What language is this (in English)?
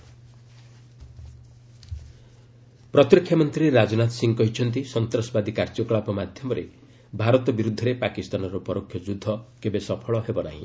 Odia